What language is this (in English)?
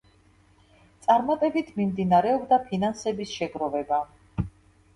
Georgian